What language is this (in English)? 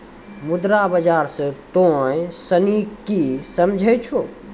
Maithili